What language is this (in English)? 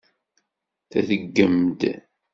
Kabyle